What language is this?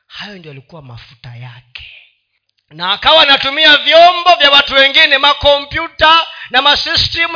Swahili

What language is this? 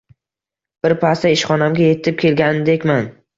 Uzbek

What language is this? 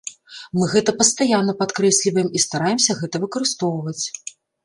Belarusian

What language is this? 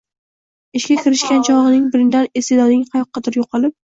Uzbek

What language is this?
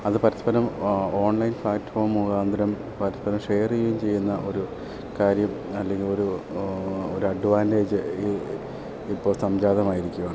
Malayalam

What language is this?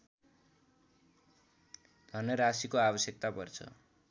Nepali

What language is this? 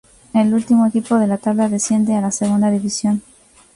Spanish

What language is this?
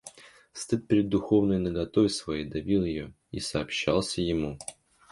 Russian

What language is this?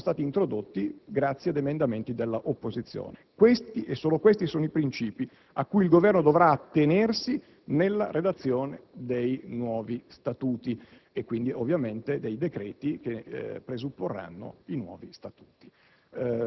Italian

